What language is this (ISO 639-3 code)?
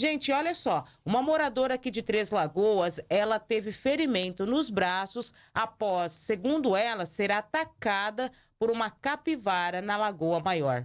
por